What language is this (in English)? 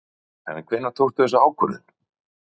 Icelandic